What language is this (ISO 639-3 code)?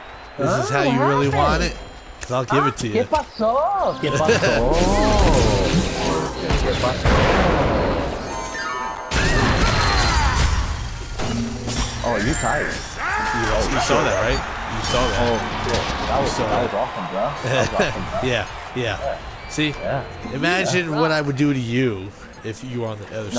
eng